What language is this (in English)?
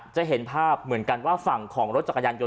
Thai